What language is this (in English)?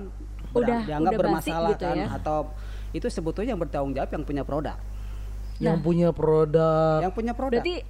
Indonesian